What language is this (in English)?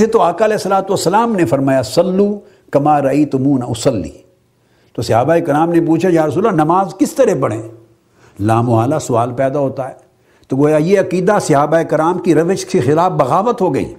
Urdu